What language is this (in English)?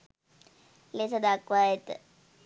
Sinhala